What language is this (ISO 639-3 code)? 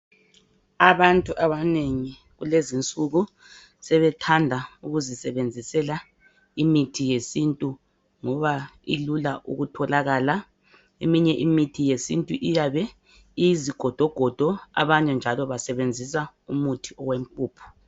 nde